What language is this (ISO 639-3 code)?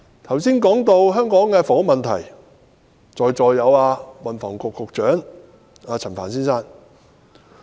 yue